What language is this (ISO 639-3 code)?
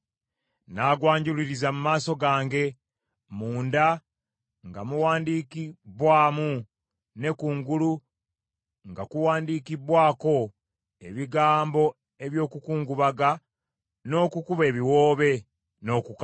lug